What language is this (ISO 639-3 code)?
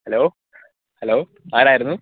mal